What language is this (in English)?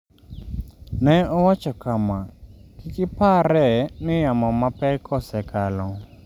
Luo (Kenya and Tanzania)